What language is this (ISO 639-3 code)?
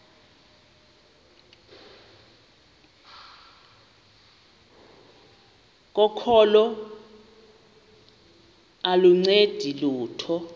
xho